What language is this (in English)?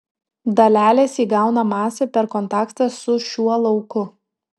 Lithuanian